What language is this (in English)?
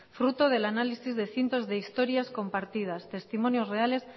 Spanish